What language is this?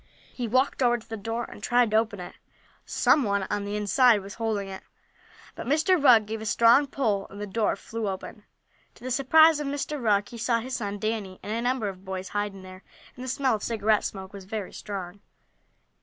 English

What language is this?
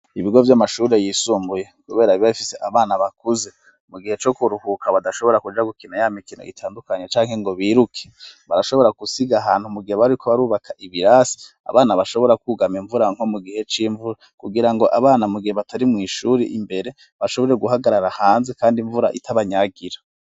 Rundi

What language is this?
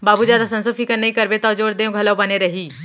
Chhattisgarhi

